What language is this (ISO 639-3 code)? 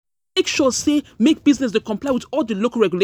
pcm